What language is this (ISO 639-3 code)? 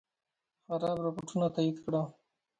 pus